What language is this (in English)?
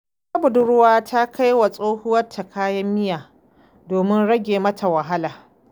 Hausa